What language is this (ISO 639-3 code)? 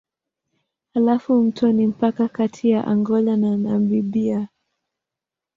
swa